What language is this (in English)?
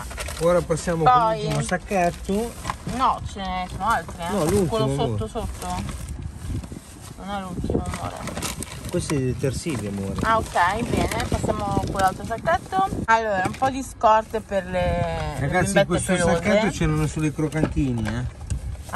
Italian